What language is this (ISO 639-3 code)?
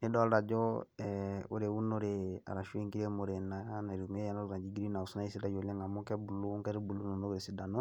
mas